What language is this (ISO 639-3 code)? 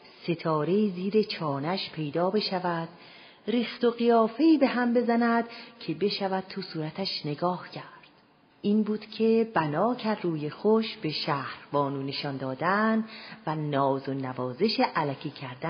fas